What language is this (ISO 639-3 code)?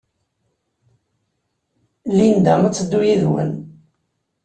kab